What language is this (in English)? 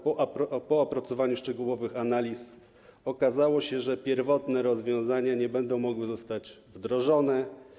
Polish